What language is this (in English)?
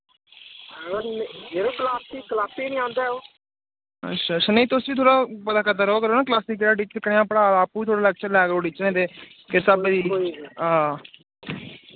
Dogri